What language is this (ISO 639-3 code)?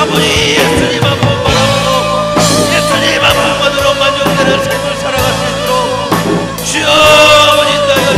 kor